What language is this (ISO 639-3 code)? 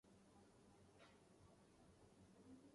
urd